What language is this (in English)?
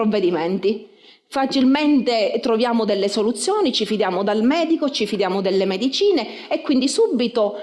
Italian